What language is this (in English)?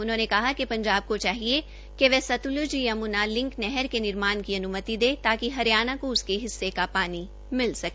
Hindi